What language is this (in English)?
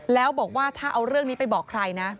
Thai